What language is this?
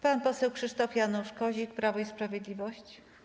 Polish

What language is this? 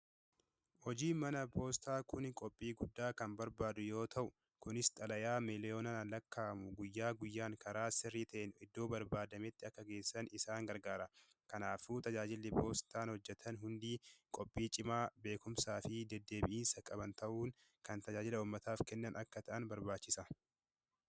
Oromo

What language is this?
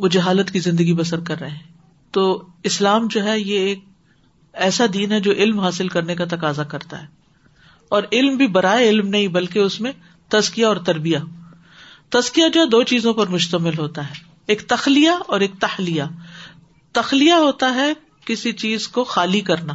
Urdu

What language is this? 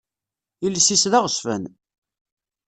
Kabyle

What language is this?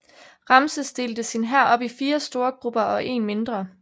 Danish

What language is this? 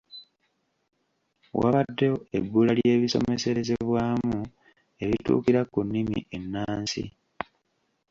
Ganda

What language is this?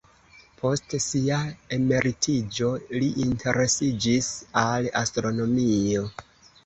Esperanto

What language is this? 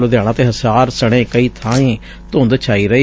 Punjabi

